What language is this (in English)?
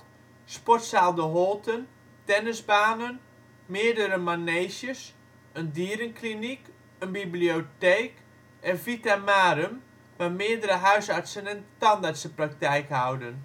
Dutch